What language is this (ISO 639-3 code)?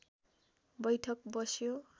nep